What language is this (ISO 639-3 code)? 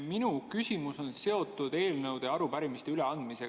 est